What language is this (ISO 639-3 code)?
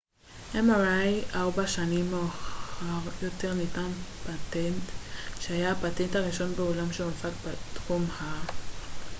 heb